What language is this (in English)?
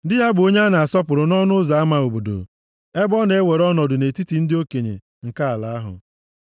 Igbo